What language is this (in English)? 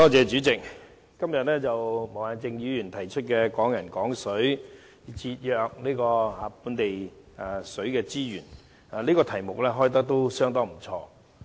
Cantonese